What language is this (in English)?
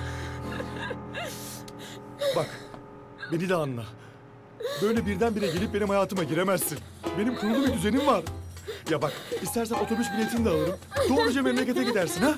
Turkish